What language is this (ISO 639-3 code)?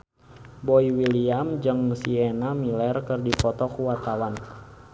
sun